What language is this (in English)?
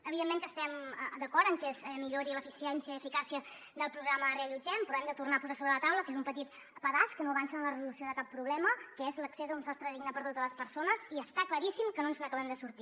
Catalan